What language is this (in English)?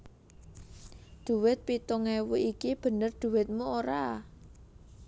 Javanese